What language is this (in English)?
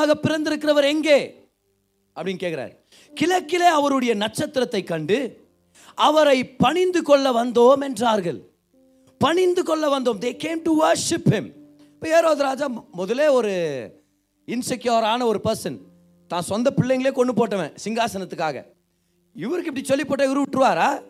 Tamil